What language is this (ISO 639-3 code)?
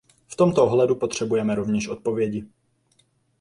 ces